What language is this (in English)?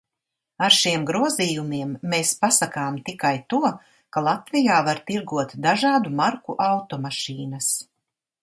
Latvian